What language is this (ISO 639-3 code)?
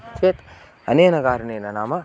san